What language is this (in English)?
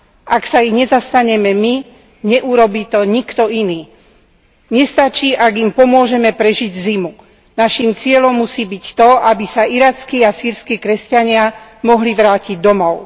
Slovak